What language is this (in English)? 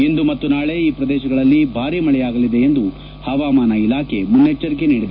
Kannada